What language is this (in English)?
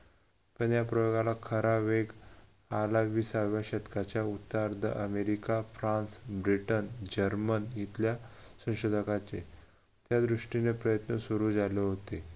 Marathi